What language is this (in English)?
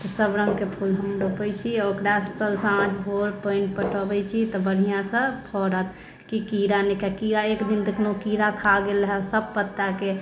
Maithili